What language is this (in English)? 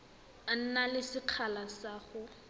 Tswana